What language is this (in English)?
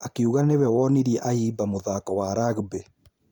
Kikuyu